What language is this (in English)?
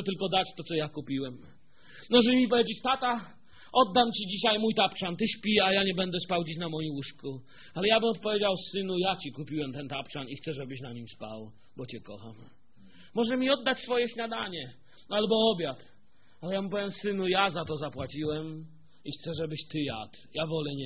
Polish